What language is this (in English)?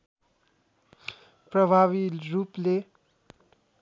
Nepali